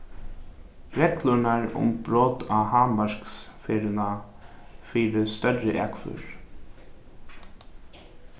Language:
Faroese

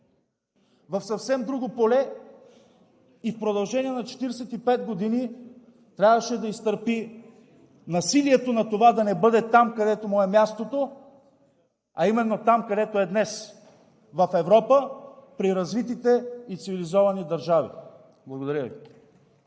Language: Bulgarian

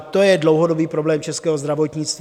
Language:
Czech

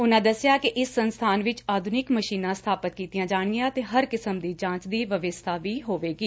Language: Punjabi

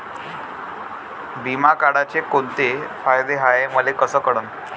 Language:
Marathi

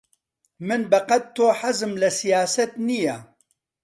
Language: Central Kurdish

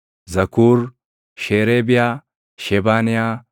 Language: Oromo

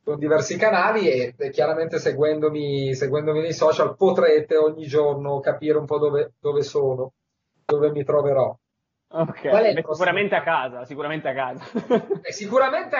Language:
Italian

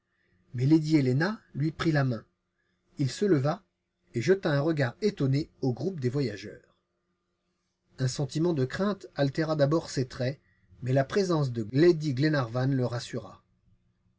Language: French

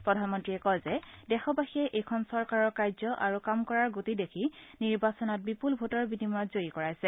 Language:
Assamese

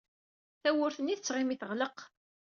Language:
Kabyle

